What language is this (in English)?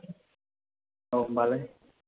Bodo